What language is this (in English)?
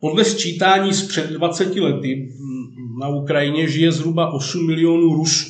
Czech